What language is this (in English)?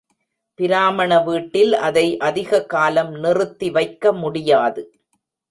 Tamil